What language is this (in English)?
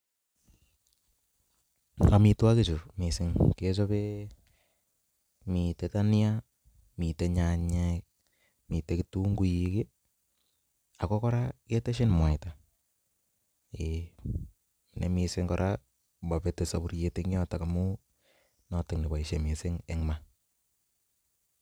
Kalenjin